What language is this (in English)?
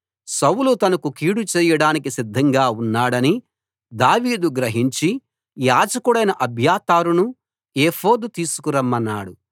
Telugu